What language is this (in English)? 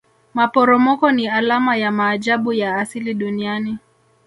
Swahili